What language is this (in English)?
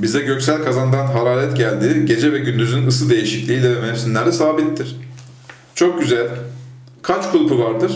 Turkish